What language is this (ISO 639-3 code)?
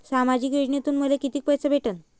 mar